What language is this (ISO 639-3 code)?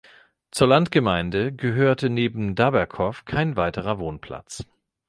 deu